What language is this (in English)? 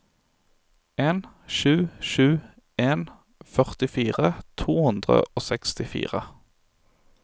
Norwegian